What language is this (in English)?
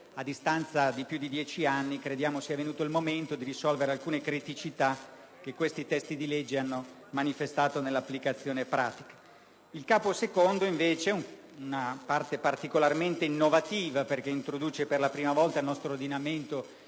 Italian